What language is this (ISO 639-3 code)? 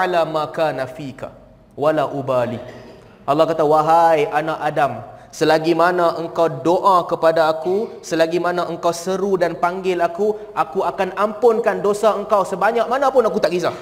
msa